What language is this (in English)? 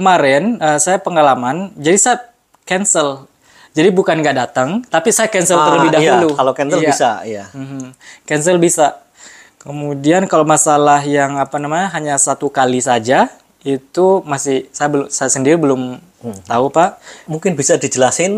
Indonesian